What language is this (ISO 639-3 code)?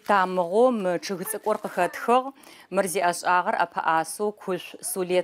ara